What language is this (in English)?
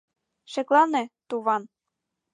Mari